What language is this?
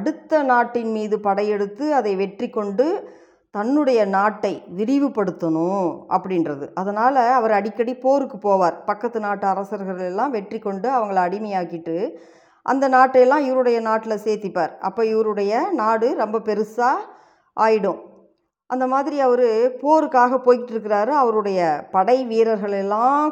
Tamil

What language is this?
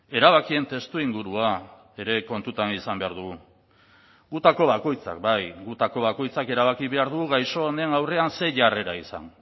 Basque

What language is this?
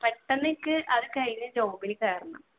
Malayalam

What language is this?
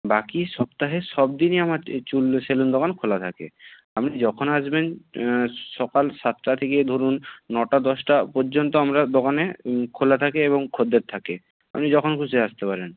Bangla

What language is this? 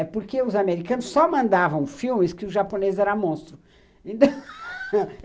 Portuguese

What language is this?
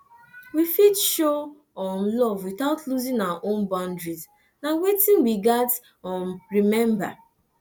Nigerian Pidgin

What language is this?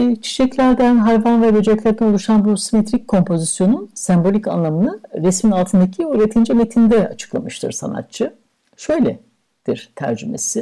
Turkish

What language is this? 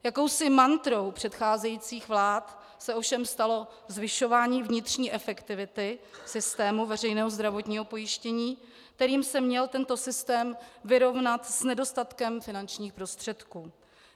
Czech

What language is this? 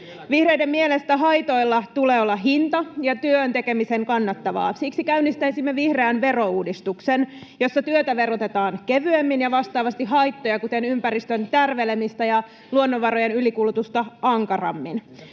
Finnish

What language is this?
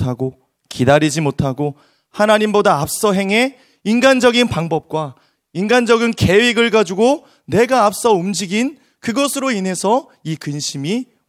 Korean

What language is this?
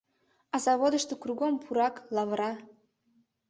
Mari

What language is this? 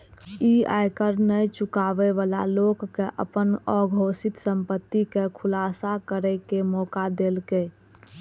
Maithili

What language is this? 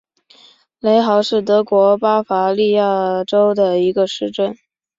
Chinese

